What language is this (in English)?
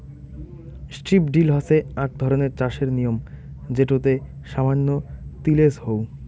Bangla